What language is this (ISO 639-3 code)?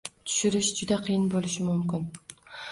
uzb